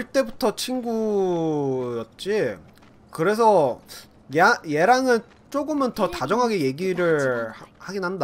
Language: Korean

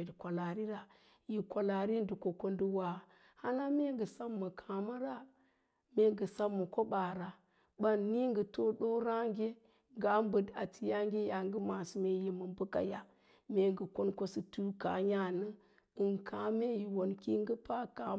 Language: Lala-Roba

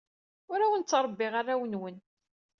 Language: Kabyle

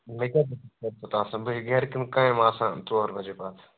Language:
Kashmiri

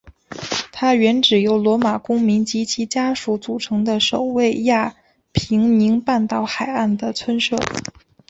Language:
Chinese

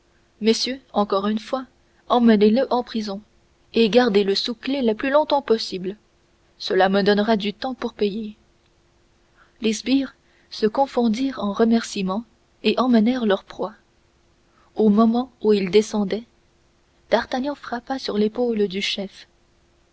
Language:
French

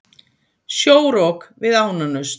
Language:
Icelandic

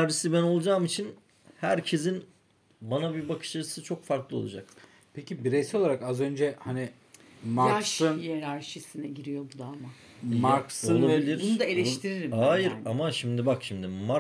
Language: Turkish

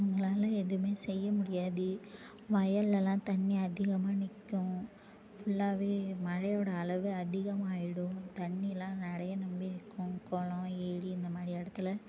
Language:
Tamil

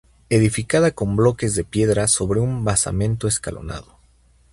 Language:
Spanish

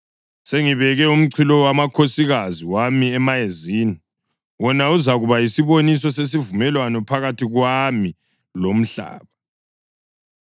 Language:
North Ndebele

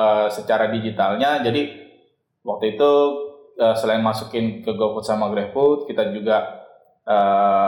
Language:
Indonesian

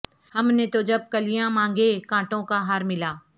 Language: Urdu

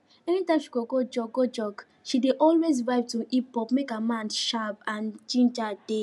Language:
Nigerian Pidgin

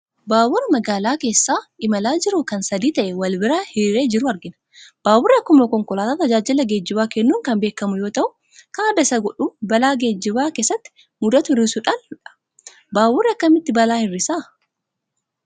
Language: Oromo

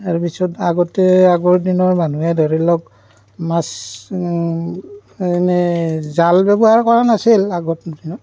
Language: Assamese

